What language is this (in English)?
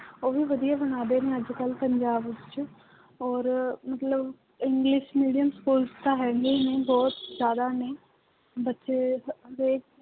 Punjabi